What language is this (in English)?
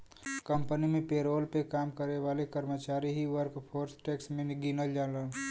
Bhojpuri